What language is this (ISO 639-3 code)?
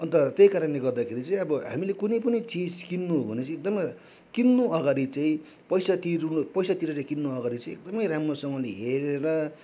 nep